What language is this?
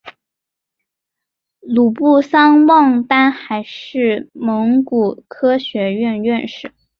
Chinese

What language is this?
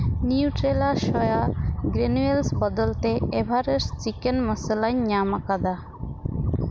Santali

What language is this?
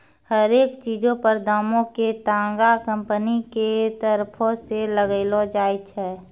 Maithili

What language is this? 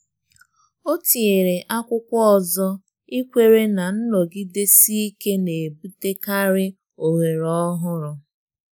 Igbo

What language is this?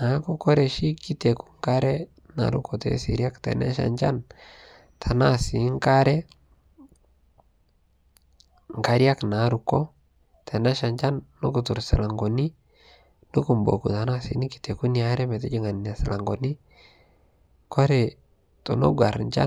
Masai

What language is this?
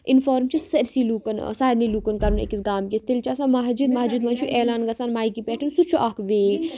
Kashmiri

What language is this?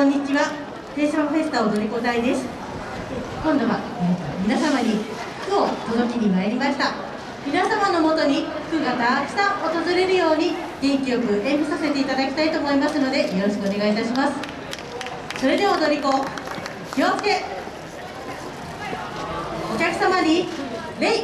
Japanese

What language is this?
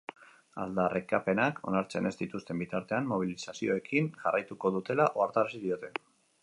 Basque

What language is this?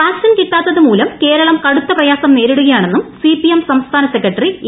Malayalam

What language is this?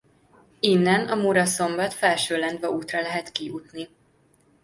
Hungarian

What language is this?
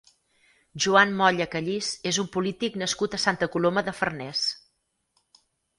Catalan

